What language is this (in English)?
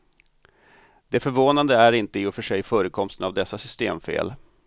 Swedish